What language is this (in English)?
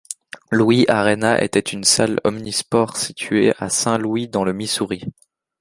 French